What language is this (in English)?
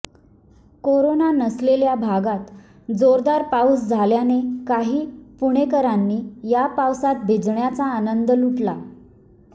Marathi